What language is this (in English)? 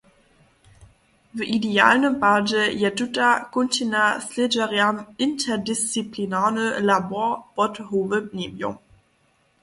Upper Sorbian